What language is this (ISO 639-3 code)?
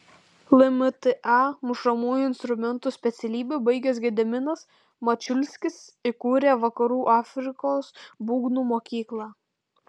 lit